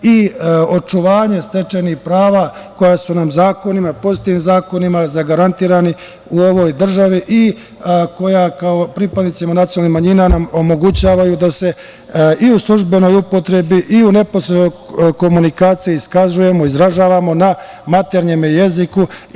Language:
Serbian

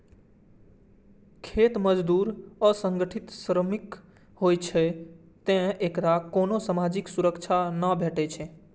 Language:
Maithili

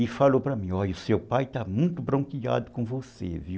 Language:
Portuguese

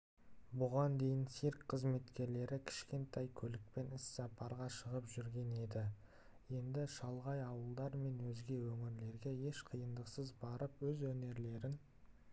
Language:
Kazakh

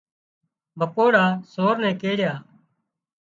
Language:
Wadiyara Koli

